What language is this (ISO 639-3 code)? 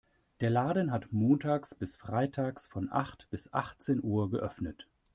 deu